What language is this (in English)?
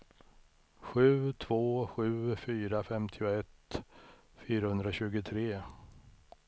Swedish